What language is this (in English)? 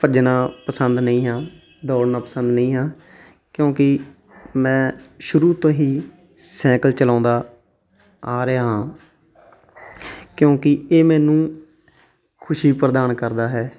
Punjabi